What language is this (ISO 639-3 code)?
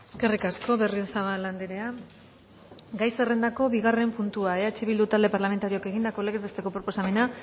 eus